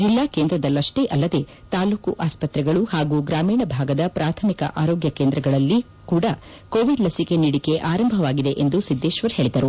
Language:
Kannada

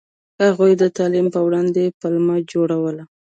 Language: Pashto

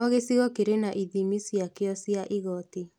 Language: Kikuyu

